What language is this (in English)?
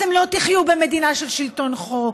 Hebrew